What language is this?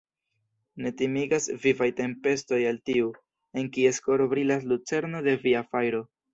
Esperanto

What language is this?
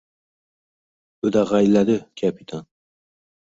Uzbek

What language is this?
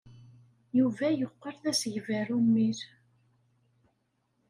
Kabyle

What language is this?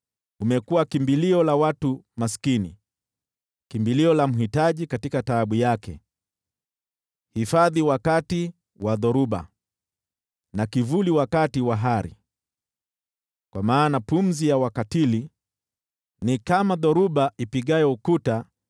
Swahili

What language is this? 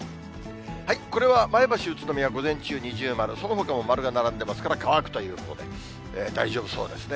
Japanese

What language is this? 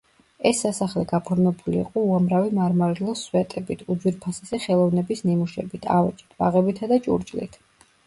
Georgian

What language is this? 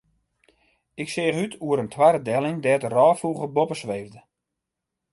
Western Frisian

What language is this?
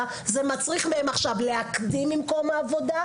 Hebrew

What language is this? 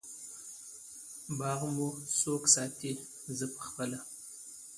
Pashto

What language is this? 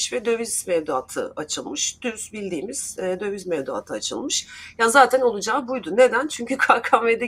Turkish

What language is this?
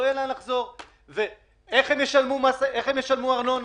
Hebrew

